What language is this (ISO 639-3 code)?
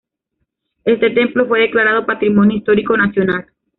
spa